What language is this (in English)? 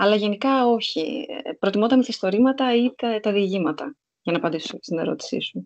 Greek